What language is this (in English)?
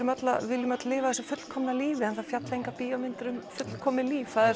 Icelandic